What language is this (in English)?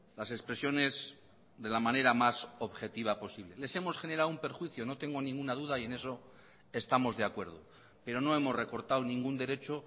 Spanish